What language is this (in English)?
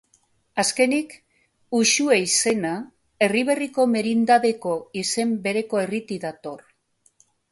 Basque